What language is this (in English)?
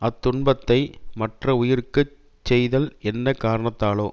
Tamil